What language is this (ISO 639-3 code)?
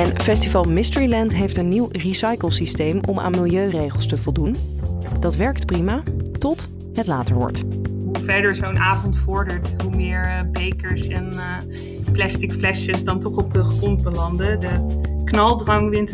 nld